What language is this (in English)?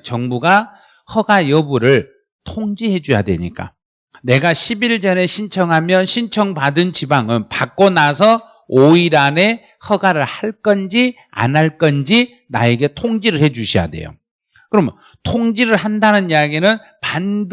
Korean